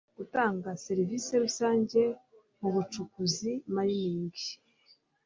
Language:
Kinyarwanda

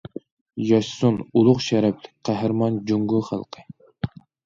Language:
Uyghur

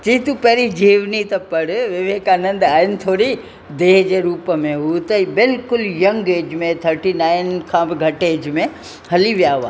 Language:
Sindhi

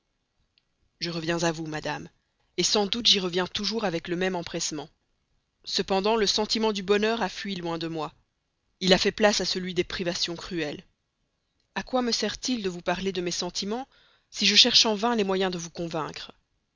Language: French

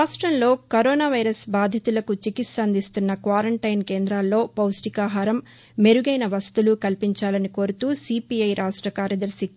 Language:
Telugu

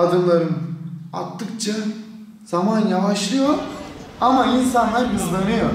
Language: Turkish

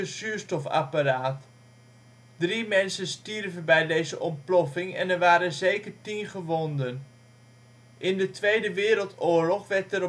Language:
Dutch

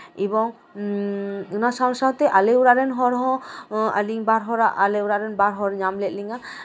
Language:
Santali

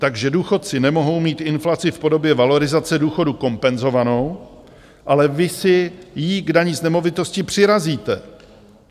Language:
Czech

